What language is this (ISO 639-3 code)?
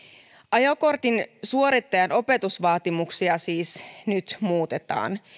fin